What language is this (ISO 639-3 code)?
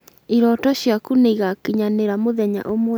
kik